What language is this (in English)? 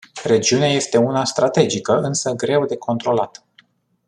Romanian